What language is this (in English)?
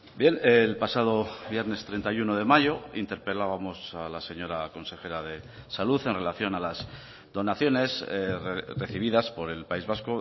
Spanish